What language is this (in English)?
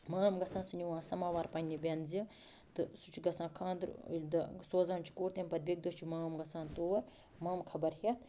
Kashmiri